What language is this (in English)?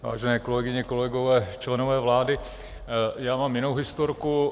Czech